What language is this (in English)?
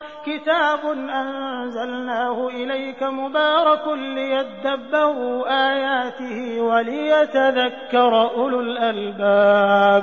Arabic